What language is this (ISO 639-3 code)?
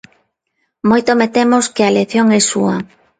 glg